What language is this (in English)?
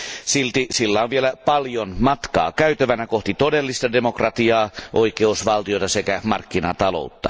Finnish